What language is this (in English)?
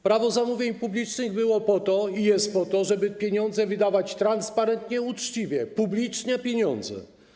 Polish